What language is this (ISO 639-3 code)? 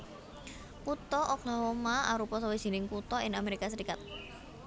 jav